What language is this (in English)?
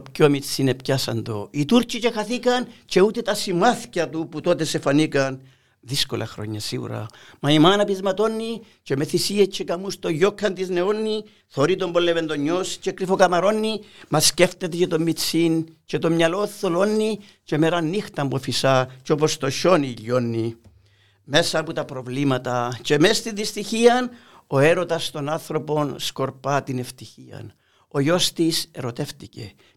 Greek